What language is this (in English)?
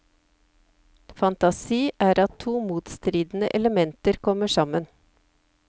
Norwegian